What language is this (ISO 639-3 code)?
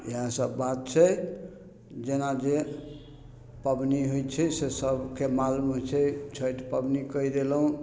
mai